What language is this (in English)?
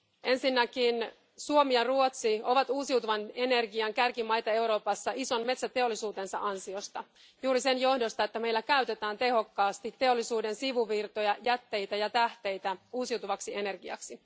Finnish